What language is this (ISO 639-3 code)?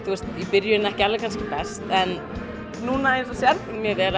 isl